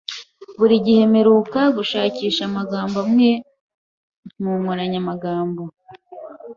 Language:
Kinyarwanda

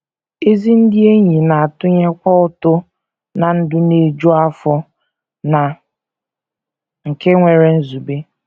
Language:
Igbo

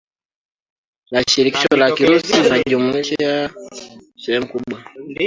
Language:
Swahili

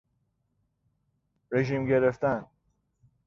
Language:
Persian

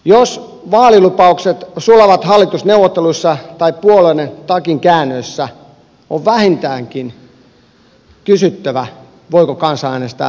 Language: Finnish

